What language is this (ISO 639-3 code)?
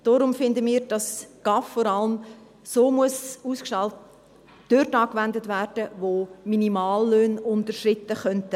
gsw